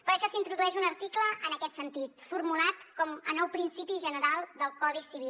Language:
Catalan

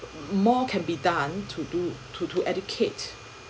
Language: English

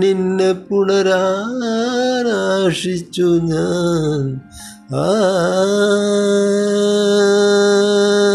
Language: Malayalam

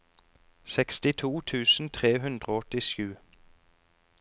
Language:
Norwegian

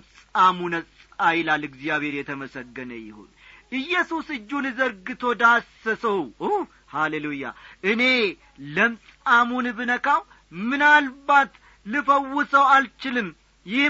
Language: Amharic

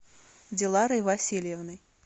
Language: Russian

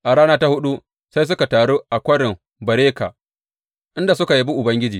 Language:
Hausa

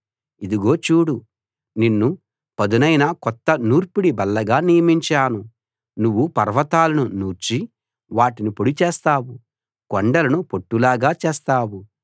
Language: Telugu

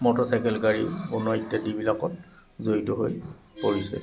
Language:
Assamese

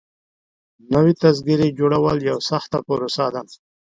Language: Pashto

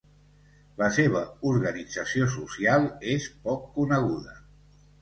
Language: Catalan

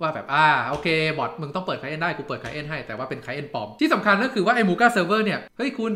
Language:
Thai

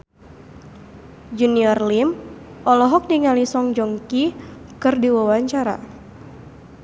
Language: Sundanese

